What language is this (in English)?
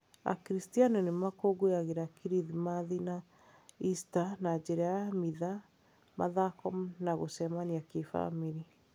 Kikuyu